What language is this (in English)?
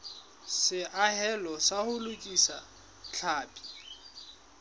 Southern Sotho